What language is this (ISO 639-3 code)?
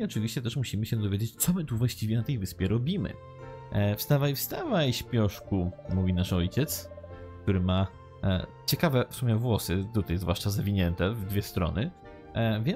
pol